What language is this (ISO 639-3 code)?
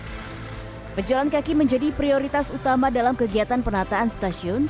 ind